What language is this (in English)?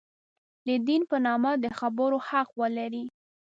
Pashto